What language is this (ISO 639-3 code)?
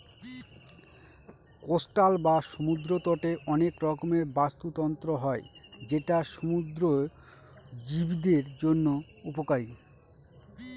ben